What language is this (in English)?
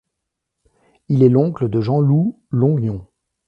French